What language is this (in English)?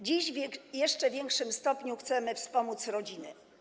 Polish